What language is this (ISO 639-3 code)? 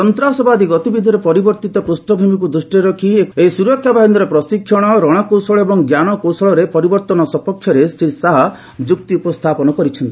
ori